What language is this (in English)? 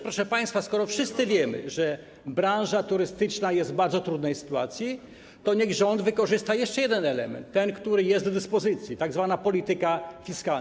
Polish